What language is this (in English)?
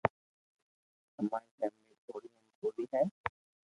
Loarki